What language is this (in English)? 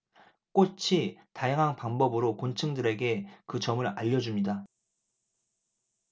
Korean